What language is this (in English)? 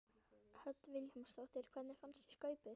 Icelandic